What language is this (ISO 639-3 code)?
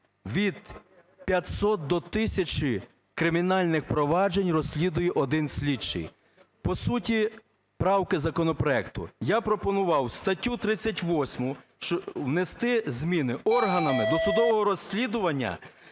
ukr